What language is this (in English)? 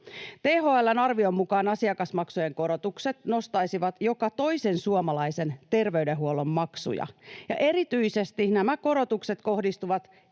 Finnish